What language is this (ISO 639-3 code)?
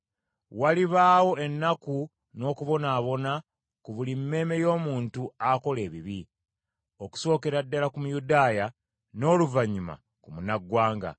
lug